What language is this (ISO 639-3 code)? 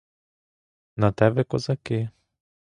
ukr